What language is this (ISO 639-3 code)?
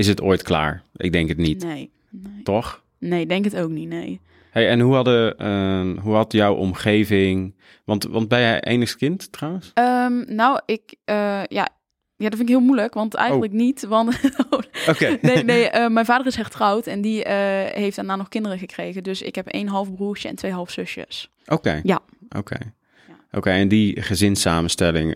nld